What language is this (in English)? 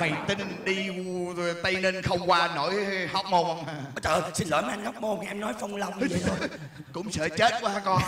Vietnamese